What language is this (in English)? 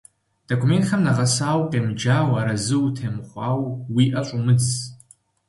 Kabardian